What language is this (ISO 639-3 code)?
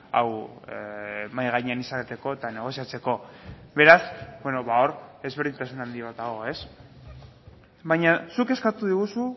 eus